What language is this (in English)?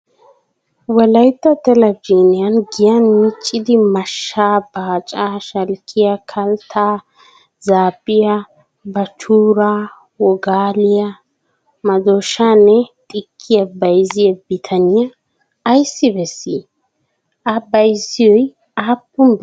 Wolaytta